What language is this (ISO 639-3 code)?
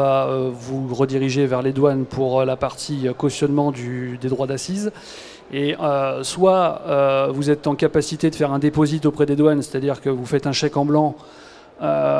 fra